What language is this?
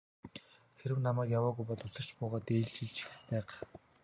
Mongolian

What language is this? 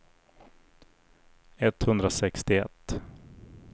Swedish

